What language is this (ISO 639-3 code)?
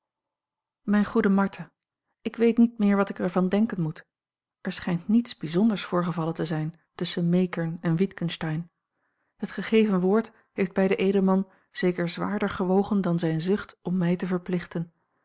nld